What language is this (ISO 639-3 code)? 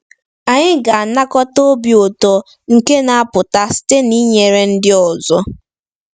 ibo